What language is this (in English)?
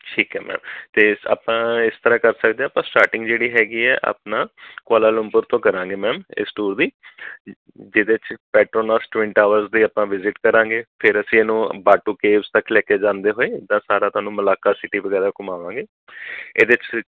Punjabi